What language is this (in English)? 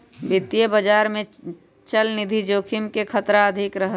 Magahi